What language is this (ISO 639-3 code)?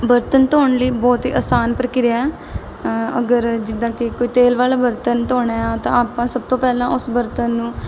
pan